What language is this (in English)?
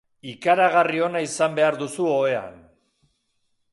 Basque